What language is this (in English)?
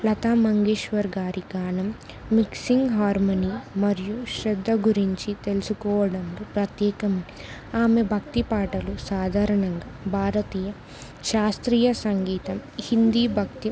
Telugu